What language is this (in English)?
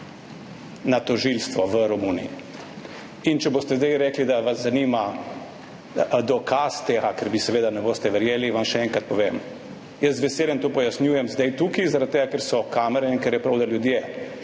Slovenian